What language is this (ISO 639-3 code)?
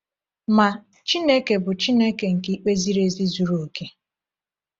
ibo